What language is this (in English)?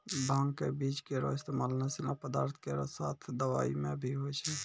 Maithili